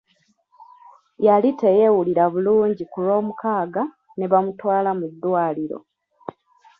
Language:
Ganda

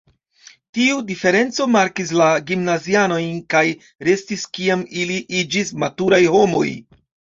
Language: Esperanto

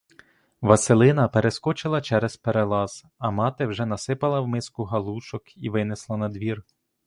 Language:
Ukrainian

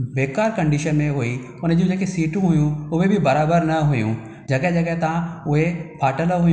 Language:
Sindhi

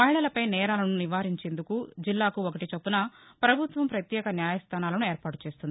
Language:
Telugu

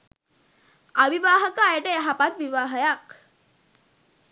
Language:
Sinhala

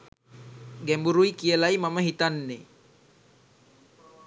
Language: Sinhala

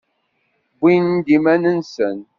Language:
Kabyle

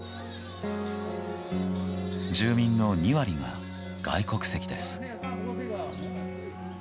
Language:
Japanese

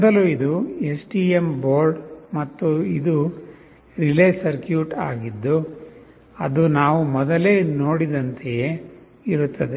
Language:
Kannada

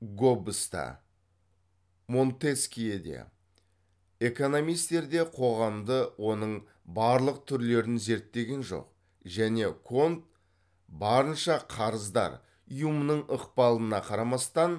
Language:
Kazakh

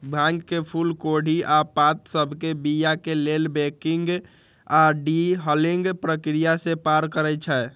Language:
Magahi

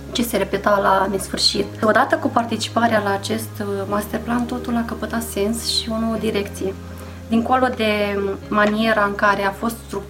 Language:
Romanian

